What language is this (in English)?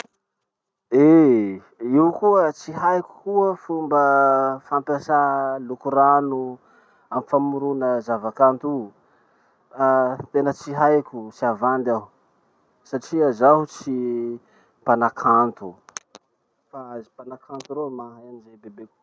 Masikoro Malagasy